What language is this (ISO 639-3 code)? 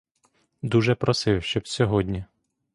ukr